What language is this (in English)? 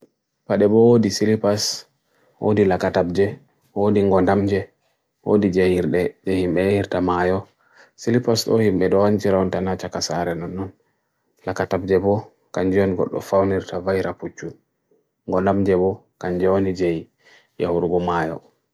Bagirmi Fulfulde